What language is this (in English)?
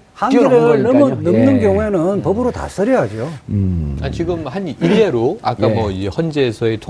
Korean